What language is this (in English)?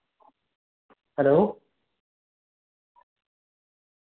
Santali